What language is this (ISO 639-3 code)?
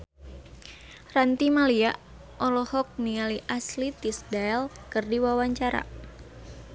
sun